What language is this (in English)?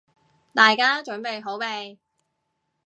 Cantonese